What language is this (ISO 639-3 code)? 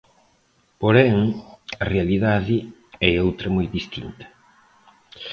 glg